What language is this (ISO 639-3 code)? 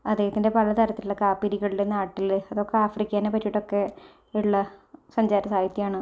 mal